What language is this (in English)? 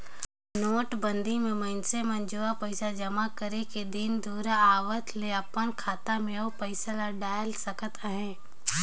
Chhattisgarhi